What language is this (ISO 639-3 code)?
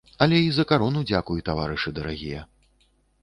bel